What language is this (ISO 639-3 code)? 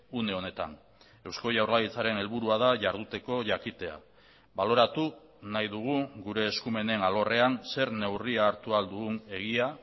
eus